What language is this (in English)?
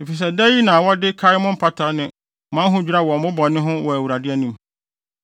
Akan